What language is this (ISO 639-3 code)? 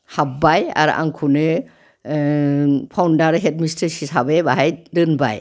brx